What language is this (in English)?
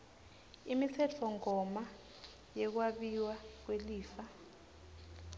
Swati